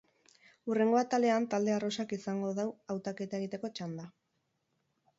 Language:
Basque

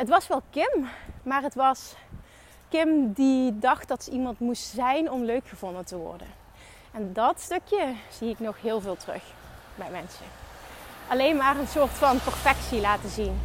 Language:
Dutch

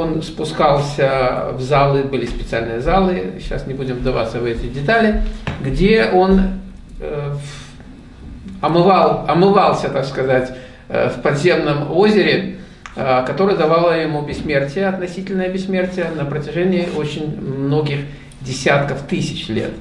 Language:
Russian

